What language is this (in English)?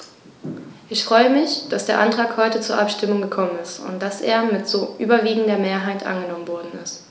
German